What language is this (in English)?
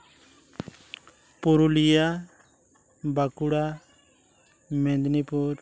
Santali